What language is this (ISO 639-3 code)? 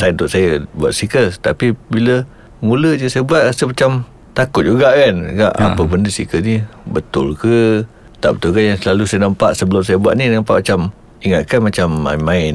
msa